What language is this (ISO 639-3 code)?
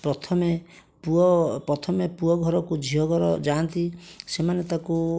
ori